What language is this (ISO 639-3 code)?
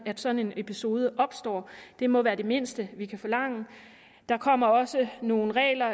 dan